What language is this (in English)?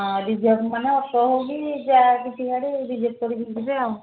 Odia